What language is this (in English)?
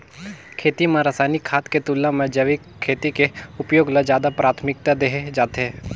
Chhattisgarhi